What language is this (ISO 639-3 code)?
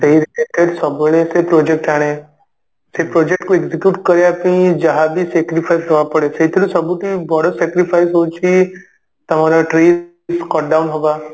ori